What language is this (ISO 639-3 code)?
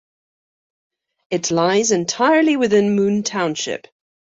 eng